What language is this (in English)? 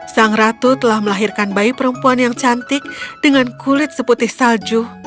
Indonesian